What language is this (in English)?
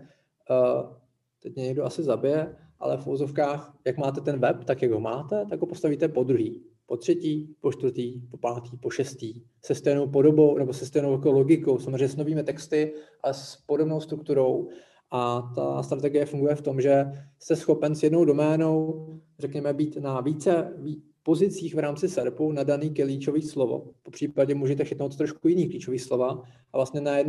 Czech